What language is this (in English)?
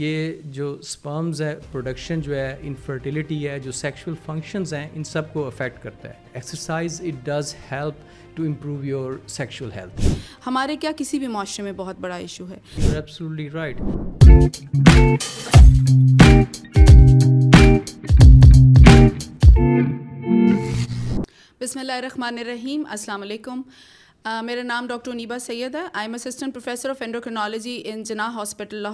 Urdu